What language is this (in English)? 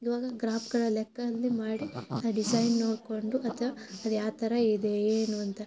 Kannada